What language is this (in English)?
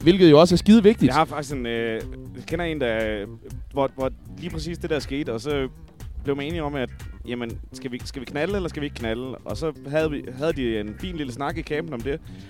Danish